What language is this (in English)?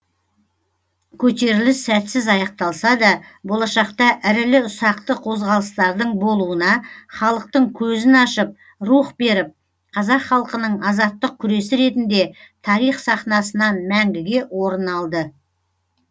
Kazakh